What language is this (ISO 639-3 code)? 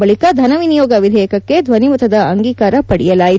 kan